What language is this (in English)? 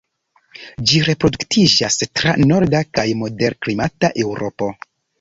Esperanto